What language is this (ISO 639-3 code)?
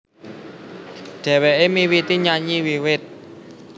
jav